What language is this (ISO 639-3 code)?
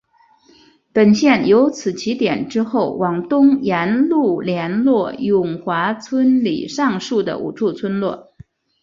zho